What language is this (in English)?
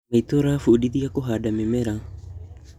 Kikuyu